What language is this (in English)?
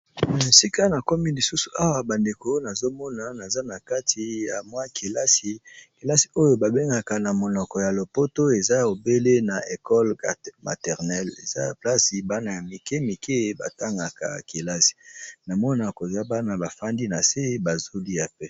Lingala